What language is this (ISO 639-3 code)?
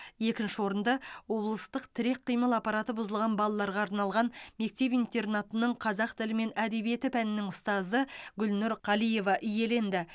kaz